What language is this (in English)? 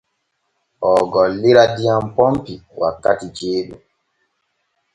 Borgu Fulfulde